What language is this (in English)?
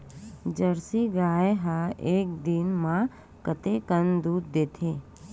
Chhattisgarhi